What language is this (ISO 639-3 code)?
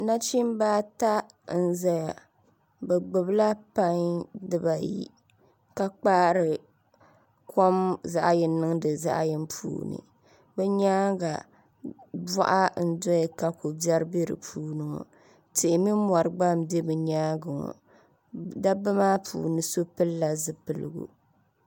dag